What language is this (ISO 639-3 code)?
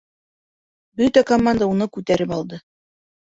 bak